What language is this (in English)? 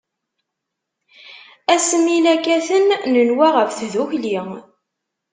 Kabyle